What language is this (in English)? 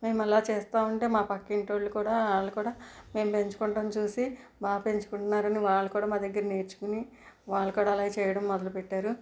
Telugu